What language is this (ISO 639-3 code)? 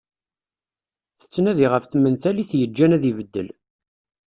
kab